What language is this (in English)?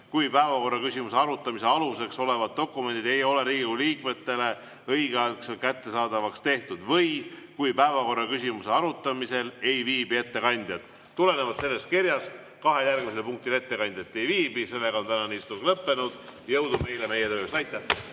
Estonian